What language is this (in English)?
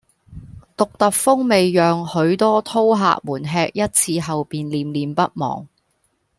Cantonese